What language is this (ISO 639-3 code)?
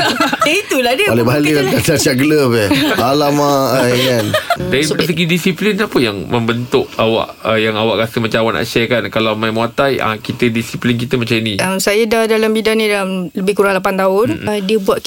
msa